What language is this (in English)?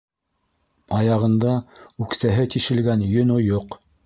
Bashkir